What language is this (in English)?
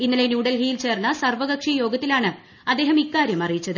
Malayalam